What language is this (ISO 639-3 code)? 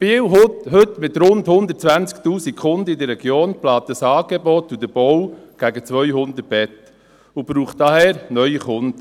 gsw